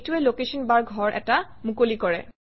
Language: Assamese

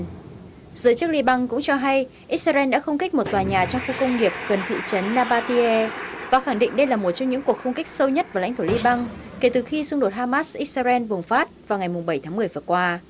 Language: Vietnamese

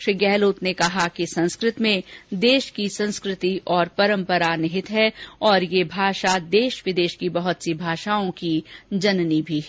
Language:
Hindi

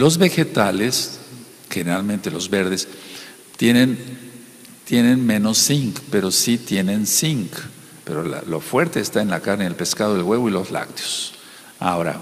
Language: Spanish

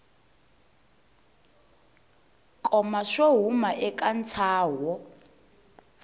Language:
Tsonga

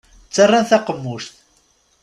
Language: Kabyle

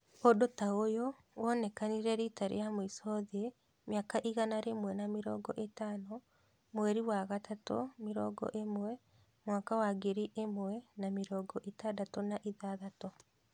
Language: Kikuyu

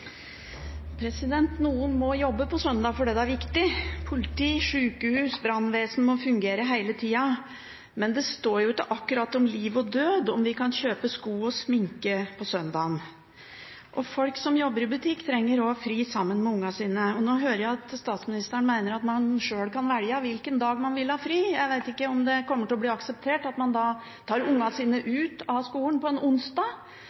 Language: Norwegian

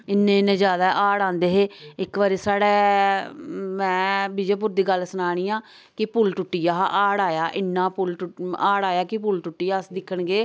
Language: Dogri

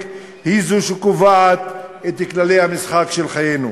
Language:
Hebrew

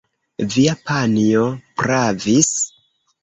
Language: Esperanto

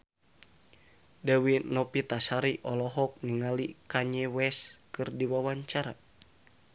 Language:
Sundanese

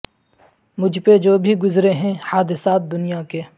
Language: Urdu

